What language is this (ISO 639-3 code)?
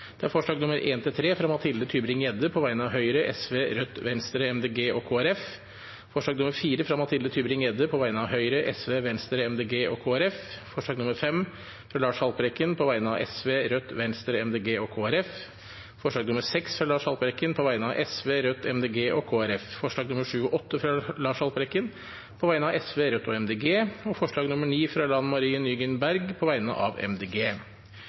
nob